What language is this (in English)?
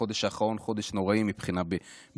Hebrew